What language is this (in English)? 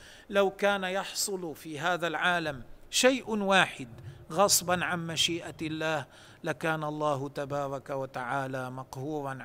Arabic